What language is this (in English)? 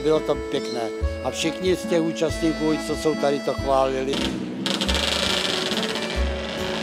Czech